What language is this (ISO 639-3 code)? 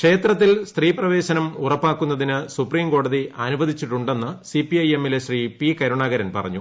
mal